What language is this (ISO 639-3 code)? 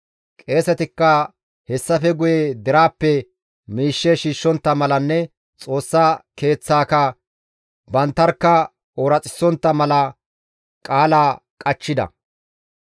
gmv